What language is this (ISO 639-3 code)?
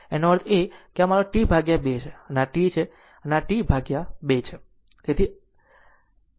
guj